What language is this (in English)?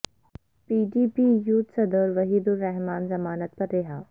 Urdu